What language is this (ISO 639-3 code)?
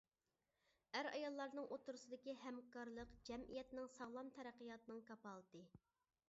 uig